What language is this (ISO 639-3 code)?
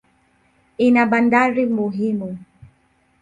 swa